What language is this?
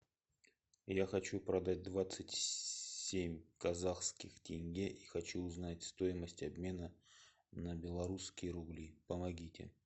Russian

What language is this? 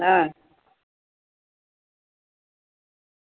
Gujarati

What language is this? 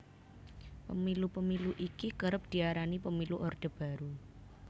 Javanese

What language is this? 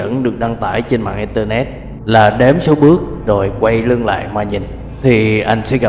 Vietnamese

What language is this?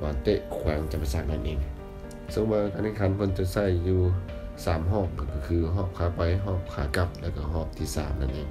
Thai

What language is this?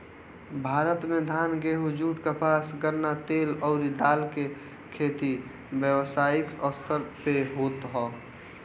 Bhojpuri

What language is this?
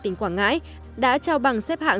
Vietnamese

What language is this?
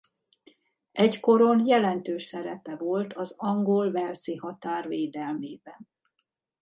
Hungarian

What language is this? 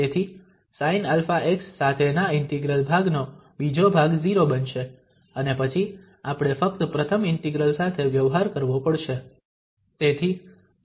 Gujarati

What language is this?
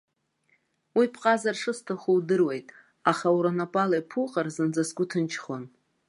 Abkhazian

